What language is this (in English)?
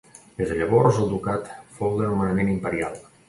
Catalan